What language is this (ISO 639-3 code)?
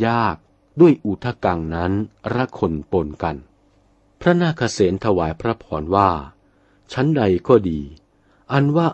tha